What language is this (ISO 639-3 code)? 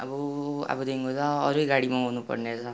nep